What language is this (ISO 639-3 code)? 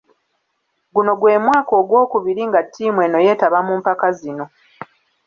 lug